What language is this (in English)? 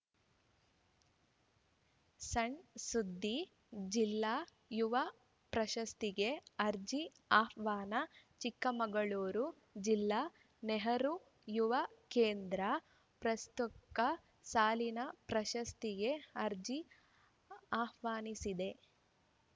Kannada